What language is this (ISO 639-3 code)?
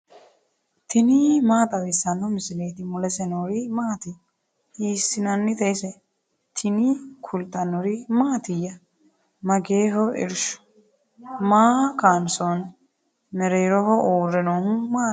sid